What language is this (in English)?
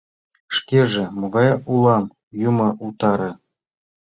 Mari